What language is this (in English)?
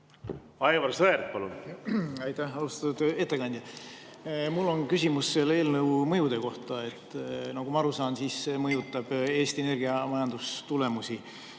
Estonian